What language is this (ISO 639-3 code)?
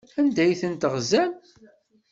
kab